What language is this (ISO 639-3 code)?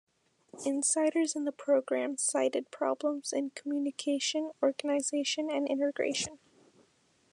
eng